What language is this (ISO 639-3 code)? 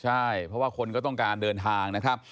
tha